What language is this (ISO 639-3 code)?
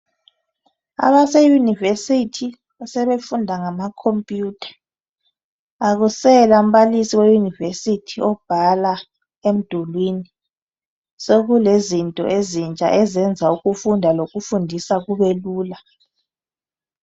nde